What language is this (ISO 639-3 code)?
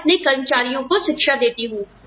hin